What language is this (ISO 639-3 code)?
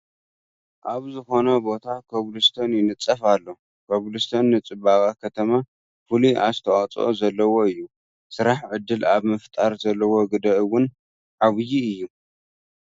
tir